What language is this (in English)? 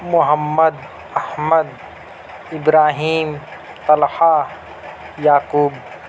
Urdu